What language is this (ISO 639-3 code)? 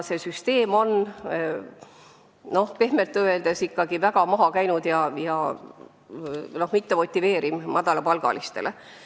est